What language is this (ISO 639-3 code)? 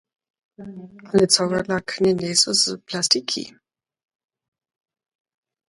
dsb